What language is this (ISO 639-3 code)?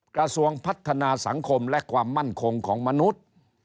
tha